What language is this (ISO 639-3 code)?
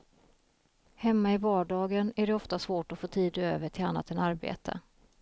swe